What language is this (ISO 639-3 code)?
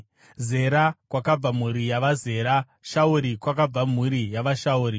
sna